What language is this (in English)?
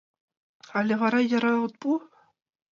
Mari